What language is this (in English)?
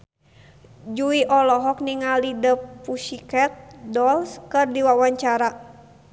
Sundanese